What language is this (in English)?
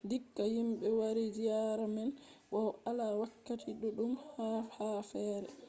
Fula